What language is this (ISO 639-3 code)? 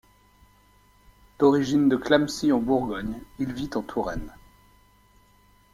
fra